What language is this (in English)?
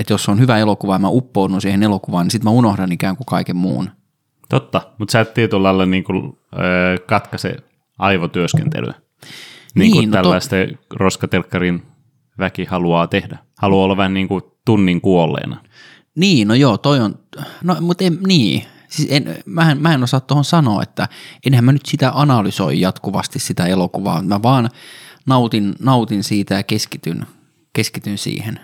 Finnish